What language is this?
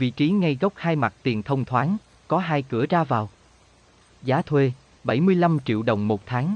Vietnamese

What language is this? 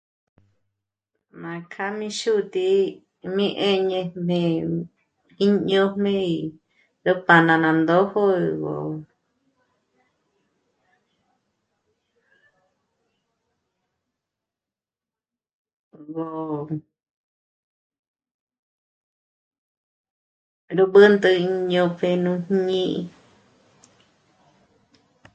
Michoacán Mazahua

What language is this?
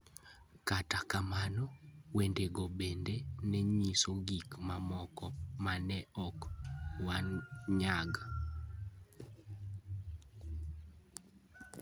Luo (Kenya and Tanzania)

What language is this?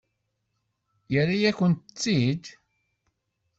Kabyle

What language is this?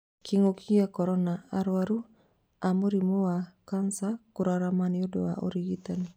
Kikuyu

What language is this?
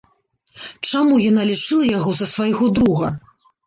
Belarusian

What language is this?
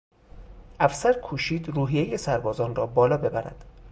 Persian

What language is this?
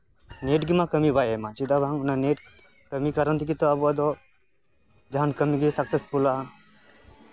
Santali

